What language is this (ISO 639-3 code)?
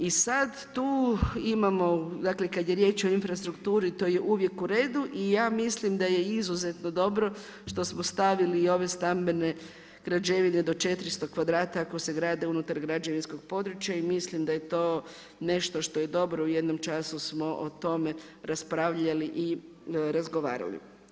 hrv